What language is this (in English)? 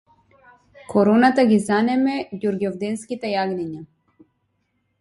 Macedonian